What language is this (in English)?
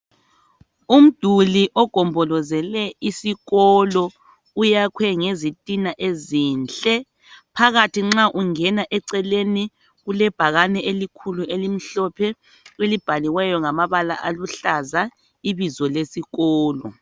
North Ndebele